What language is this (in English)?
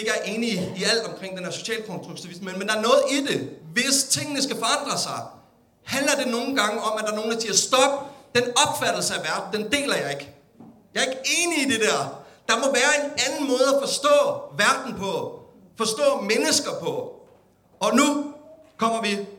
Danish